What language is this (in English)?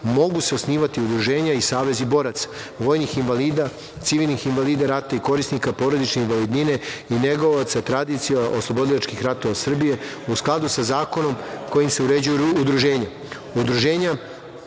Serbian